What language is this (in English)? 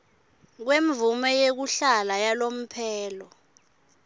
Swati